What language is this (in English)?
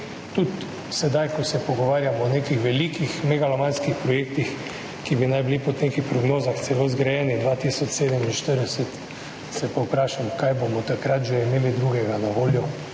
Slovenian